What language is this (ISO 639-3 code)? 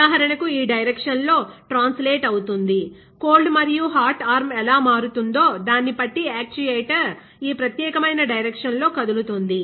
tel